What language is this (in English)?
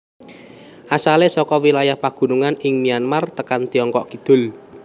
Javanese